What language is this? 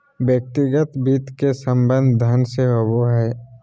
Magahi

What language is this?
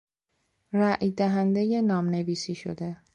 Persian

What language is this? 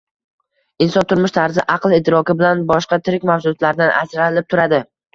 Uzbek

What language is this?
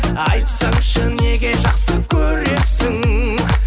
Kazakh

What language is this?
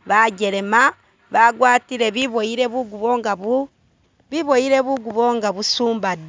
Masaaba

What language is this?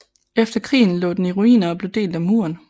Danish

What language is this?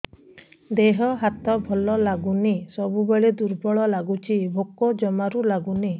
Odia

